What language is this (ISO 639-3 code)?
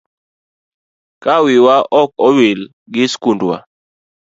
luo